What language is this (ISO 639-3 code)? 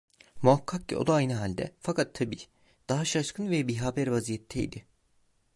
tur